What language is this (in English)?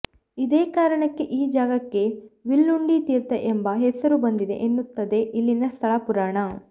Kannada